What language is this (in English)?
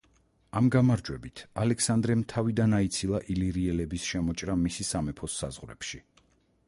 Georgian